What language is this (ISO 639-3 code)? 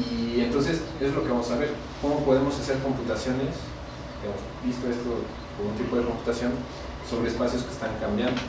spa